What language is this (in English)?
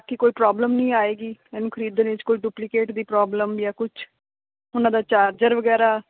Punjabi